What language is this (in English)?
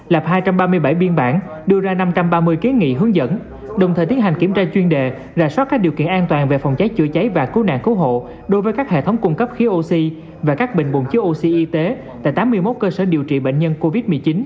Vietnamese